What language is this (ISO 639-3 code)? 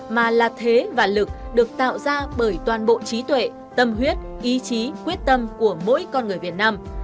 vie